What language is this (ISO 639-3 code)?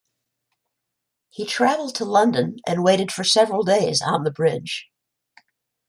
eng